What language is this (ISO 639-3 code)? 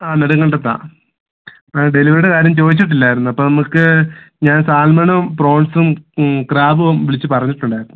mal